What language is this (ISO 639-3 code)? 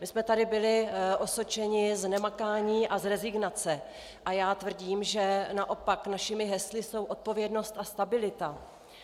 ces